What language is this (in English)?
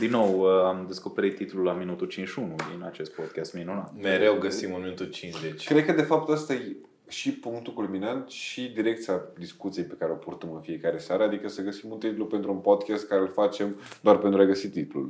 Romanian